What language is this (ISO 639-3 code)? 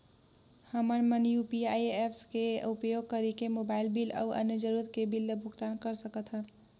hne